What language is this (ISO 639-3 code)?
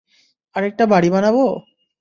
ben